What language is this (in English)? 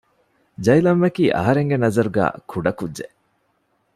Divehi